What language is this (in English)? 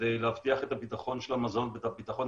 Hebrew